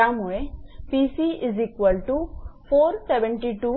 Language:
Marathi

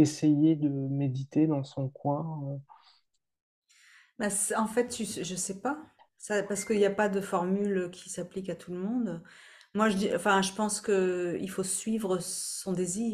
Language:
French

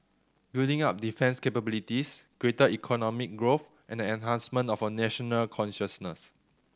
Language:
English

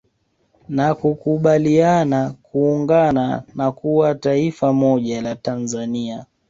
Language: Swahili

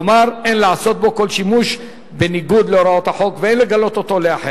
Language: Hebrew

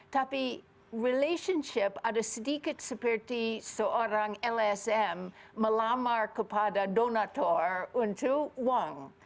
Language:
Indonesian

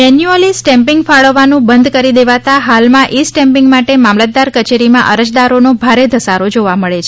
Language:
Gujarati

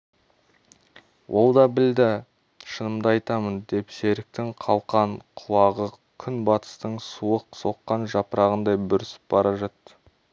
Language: Kazakh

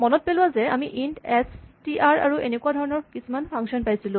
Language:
Assamese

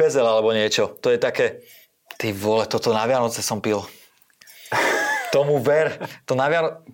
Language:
Slovak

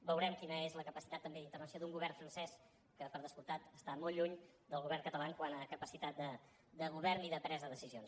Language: Catalan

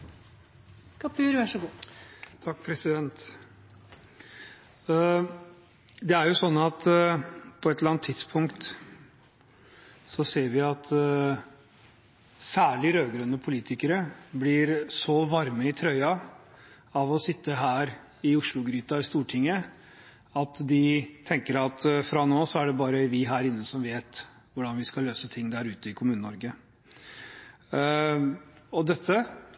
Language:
Norwegian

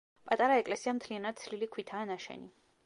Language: Georgian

